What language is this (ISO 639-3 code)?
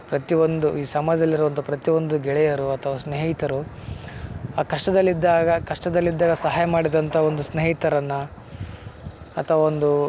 kan